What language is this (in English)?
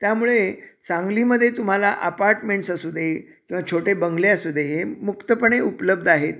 Marathi